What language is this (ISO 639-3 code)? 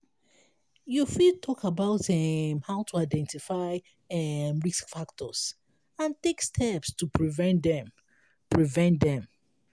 pcm